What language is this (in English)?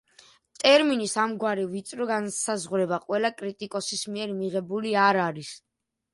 Georgian